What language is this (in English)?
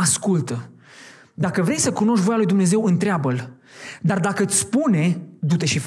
Romanian